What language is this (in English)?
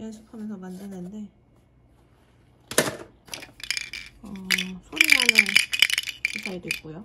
Korean